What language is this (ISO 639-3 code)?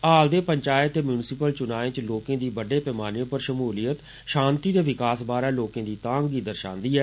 doi